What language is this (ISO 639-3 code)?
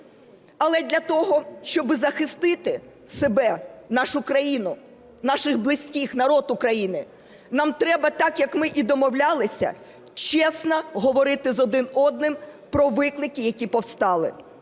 ukr